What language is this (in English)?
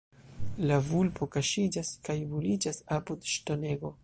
Esperanto